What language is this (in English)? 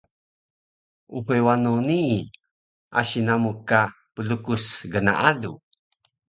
Taroko